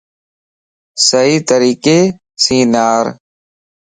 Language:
Lasi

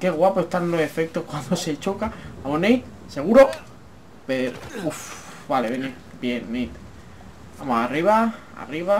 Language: Spanish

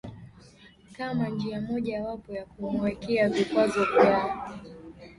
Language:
Swahili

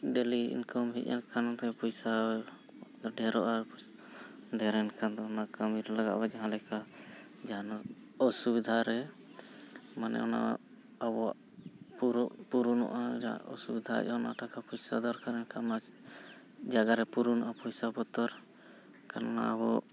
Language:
Santali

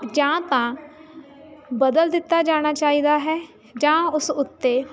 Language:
Punjabi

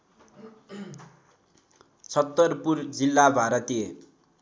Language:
Nepali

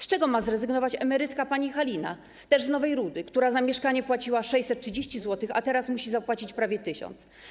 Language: Polish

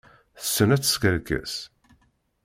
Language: Kabyle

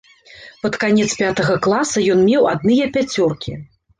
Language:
Belarusian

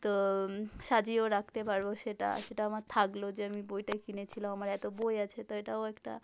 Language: Bangla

